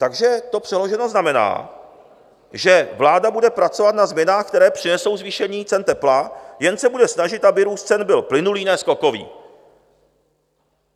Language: Czech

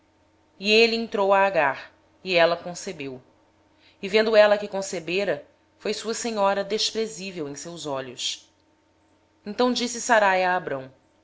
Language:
Portuguese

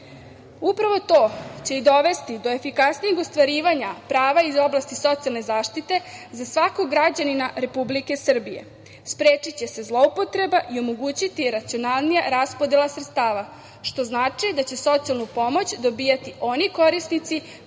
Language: Serbian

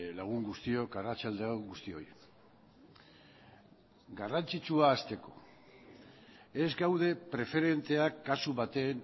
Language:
Basque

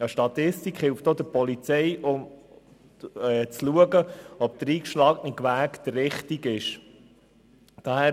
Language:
Swiss German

